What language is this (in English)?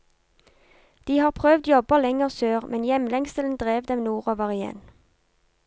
Norwegian